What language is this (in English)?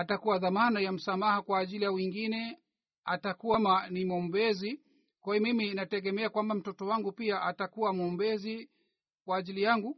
Swahili